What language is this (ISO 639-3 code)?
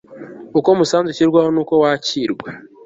kin